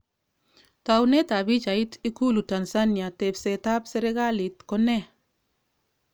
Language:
Kalenjin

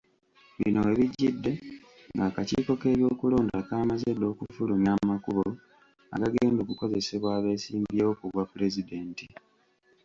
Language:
Ganda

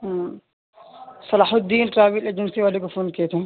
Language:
Urdu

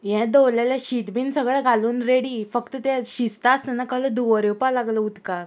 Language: Konkani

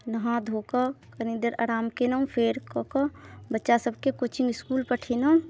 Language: Maithili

